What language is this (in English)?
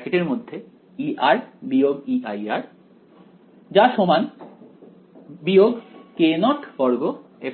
Bangla